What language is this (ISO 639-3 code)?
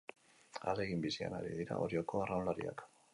eus